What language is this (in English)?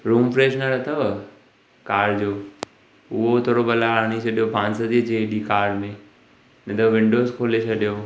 Sindhi